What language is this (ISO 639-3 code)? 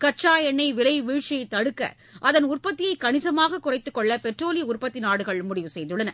tam